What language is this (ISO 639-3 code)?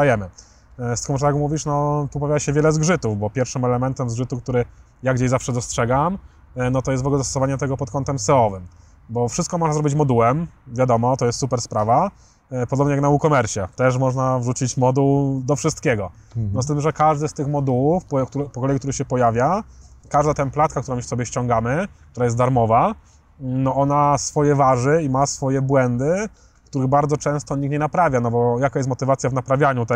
pol